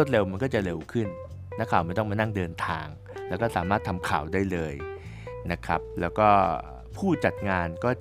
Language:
Thai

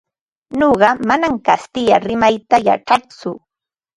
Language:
Ambo-Pasco Quechua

